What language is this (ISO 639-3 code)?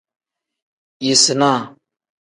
kdh